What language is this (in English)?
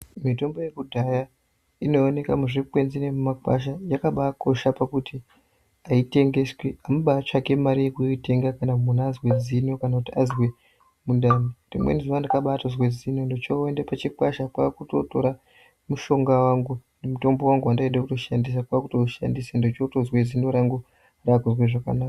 Ndau